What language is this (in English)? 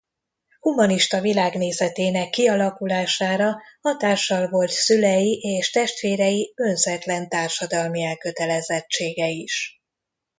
Hungarian